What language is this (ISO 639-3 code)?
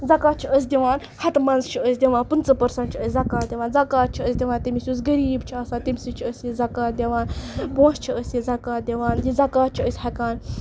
kas